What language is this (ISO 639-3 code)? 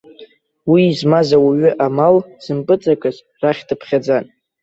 abk